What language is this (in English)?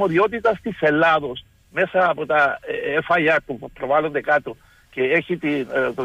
Greek